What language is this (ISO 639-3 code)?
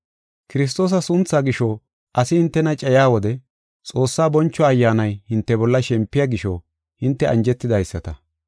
gof